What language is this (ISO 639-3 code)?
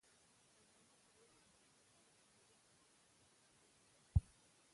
pus